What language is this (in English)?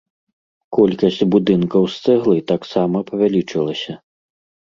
Belarusian